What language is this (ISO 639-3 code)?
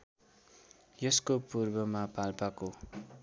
nep